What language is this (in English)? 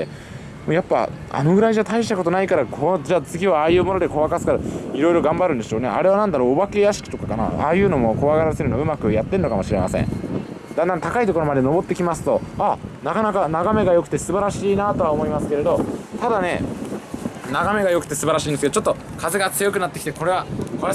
Japanese